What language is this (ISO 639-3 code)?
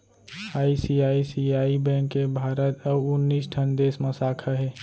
hne